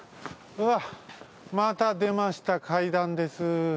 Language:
Japanese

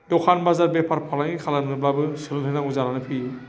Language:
Bodo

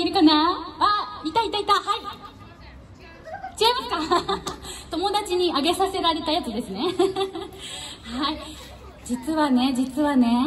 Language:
Japanese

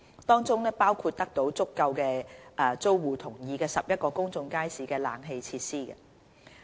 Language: Cantonese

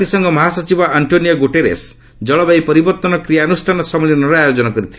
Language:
Odia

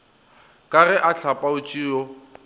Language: Northern Sotho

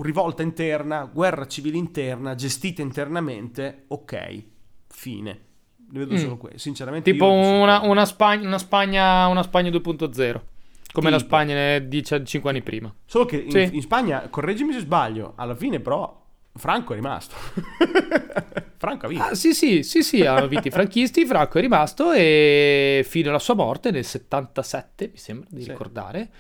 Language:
Italian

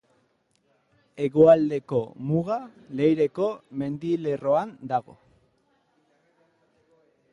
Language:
Basque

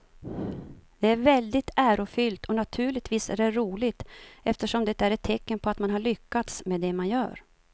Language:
Swedish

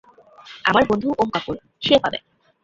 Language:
Bangla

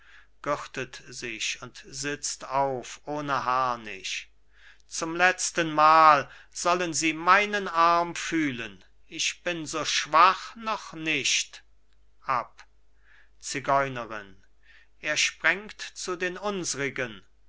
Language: German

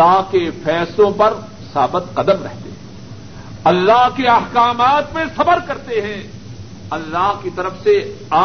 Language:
Urdu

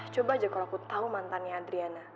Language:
Indonesian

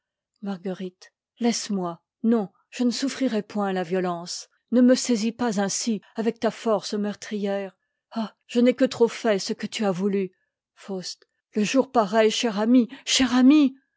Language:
French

